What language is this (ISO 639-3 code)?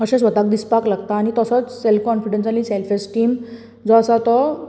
kok